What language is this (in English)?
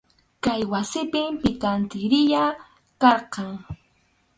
Arequipa-La Unión Quechua